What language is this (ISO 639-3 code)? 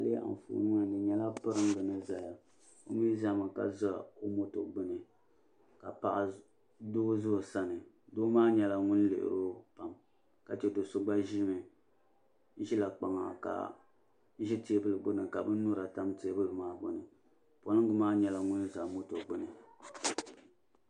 dag